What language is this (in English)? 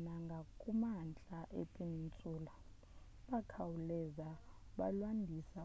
Xhosa